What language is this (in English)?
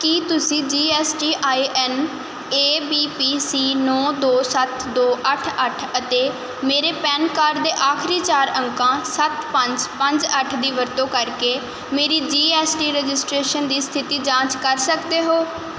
Punjabi